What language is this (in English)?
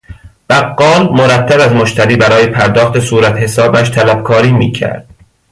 Persian